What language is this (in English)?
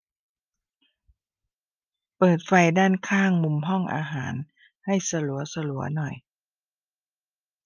Thai